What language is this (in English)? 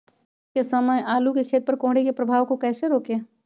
Magahi